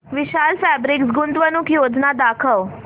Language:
Marathi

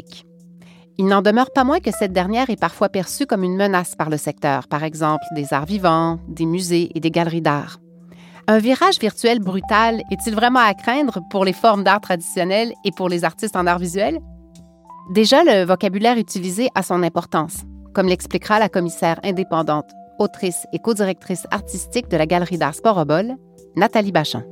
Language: French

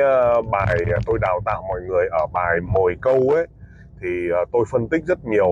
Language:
Vietnamese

